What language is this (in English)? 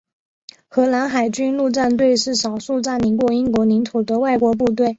Chinese